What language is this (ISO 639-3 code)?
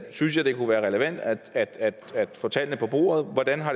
dan